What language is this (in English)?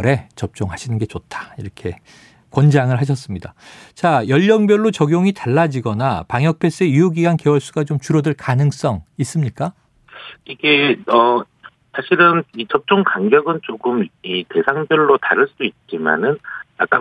Korean